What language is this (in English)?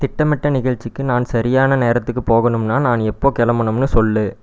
Tamil